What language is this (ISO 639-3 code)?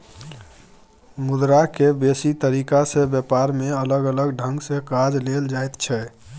mai